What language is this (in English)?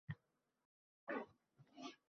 Uzbek